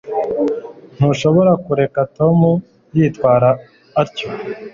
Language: Kinyarwanda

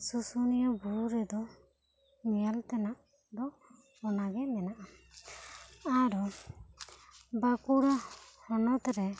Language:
Santali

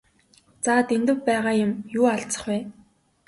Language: Mongolian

